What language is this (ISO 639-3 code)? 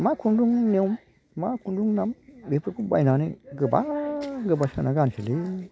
brx